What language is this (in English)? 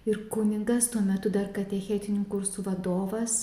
Lithuanian